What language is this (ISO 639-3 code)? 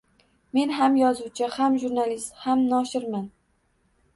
uzb